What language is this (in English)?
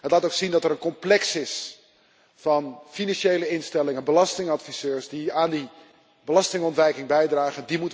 Dutch